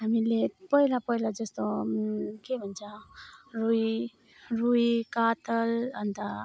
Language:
Nepali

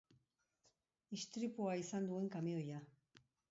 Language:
Basque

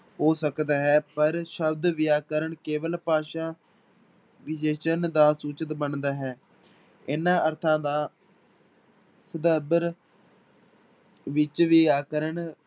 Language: Punjabi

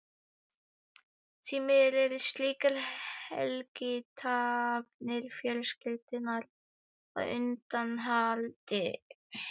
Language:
Icelandic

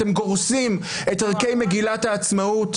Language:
Hebrew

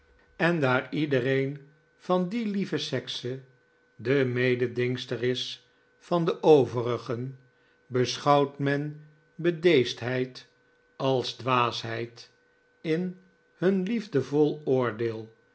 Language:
Dutch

